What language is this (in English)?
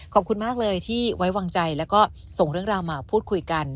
Thai